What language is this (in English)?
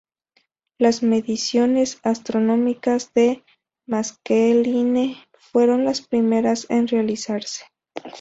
Spanish